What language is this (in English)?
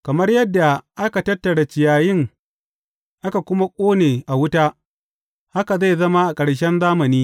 Hausa